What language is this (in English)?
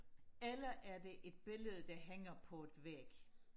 Danish